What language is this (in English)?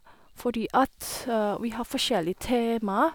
Norwegian